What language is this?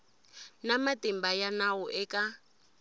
Tsonga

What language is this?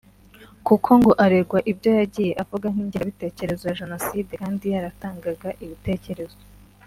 Kinyarwanda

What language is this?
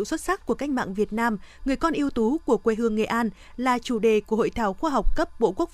Vietnamese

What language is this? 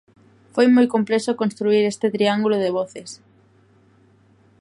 Galician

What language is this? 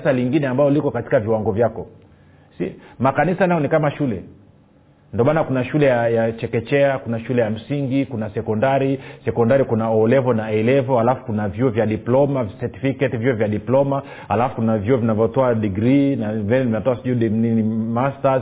Swahili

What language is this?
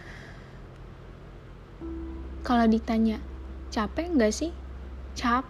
Indonesian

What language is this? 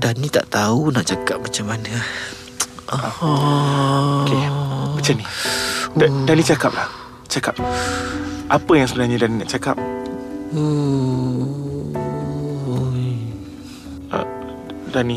Malay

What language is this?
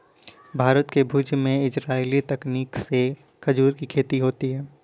Hindi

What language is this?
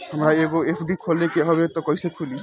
Bhojpuri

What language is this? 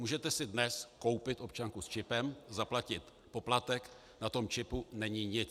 Czech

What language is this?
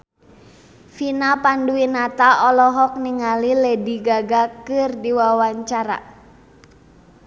Sundanese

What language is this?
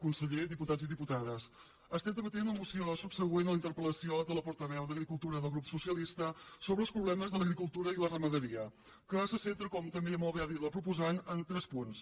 Catalan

